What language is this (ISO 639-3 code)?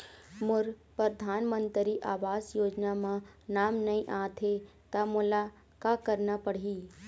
hne